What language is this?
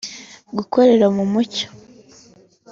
Kinyarwanda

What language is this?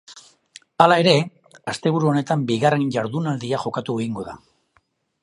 Basque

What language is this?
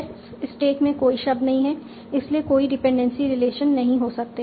Hindi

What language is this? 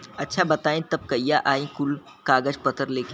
Bhojpuri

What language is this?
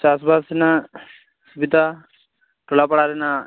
Santali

